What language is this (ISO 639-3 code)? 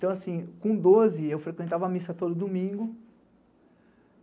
por